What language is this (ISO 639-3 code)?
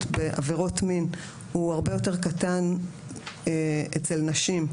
heb